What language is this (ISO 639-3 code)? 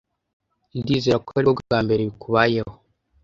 kin